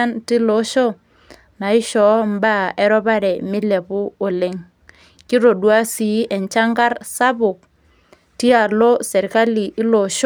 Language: Masai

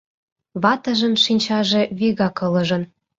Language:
Mari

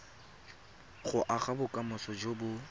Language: Tswana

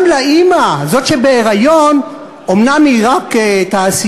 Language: Hebrew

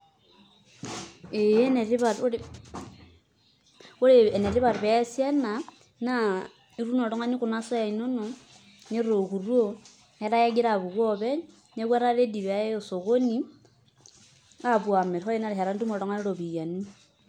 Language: Masai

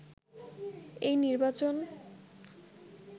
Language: Bangla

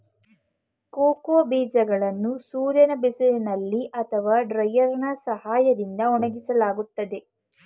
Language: Kannada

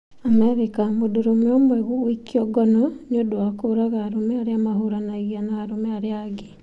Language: Kikuyu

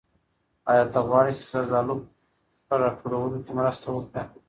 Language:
Pashto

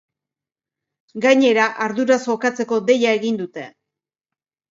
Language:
Basque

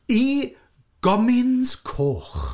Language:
Welsh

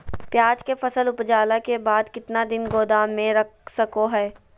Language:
Magahi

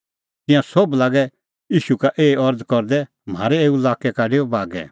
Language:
Kullu Pahari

